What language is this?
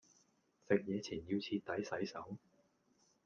Cantonese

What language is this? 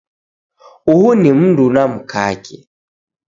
Taita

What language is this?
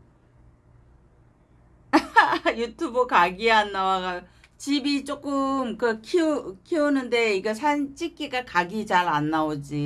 Korean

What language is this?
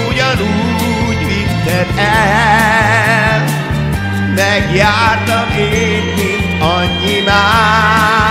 Hungarian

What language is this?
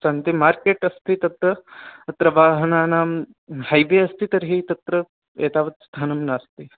Sanskrit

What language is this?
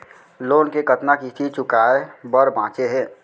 Chhattisgarhi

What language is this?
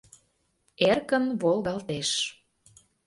Mari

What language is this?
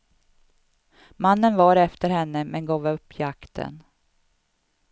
Swedish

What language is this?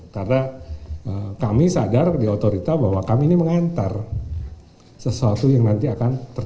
Indonesian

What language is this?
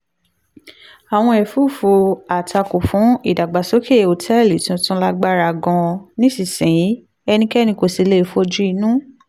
Yoruba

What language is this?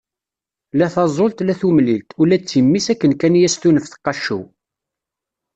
Kabyle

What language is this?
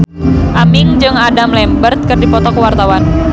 Sundanese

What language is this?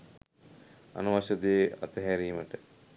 Sinhala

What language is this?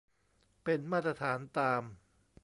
Thai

